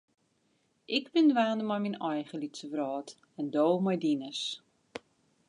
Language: Western Frisian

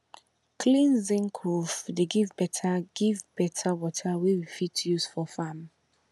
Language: Nigerian Pidgin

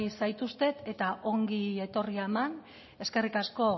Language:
Basque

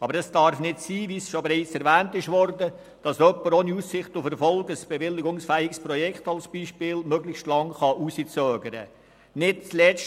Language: Swiss German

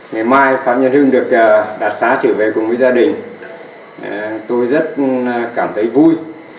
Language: Vietnamese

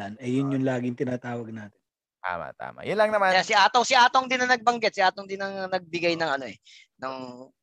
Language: Filipino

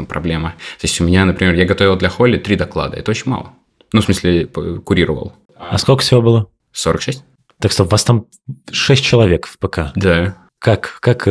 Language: Russian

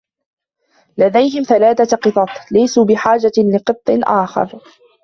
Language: Arabic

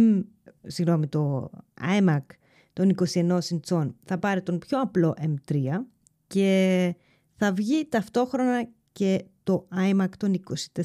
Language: Greek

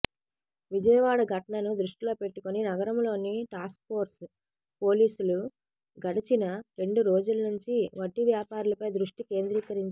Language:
Telugu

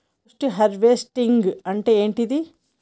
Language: Telugu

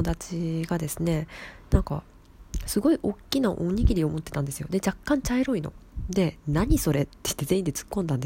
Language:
Japanese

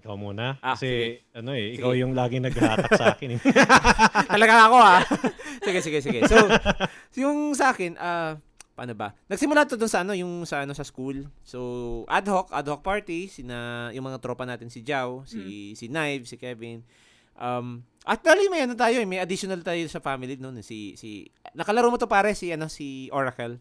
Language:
Filipino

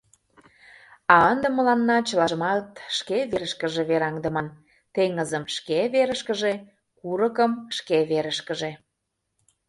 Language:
Mari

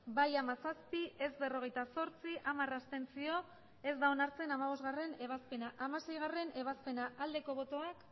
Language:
Basque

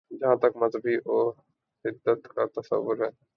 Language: Urdu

